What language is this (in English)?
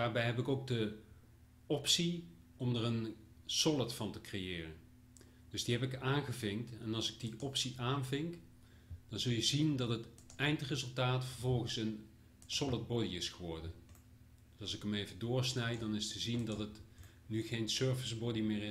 Dutch